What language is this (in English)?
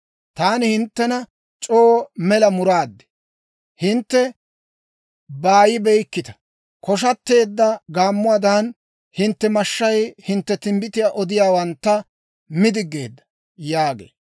Dawro